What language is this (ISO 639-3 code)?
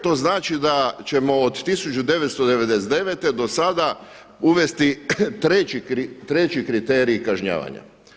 hrv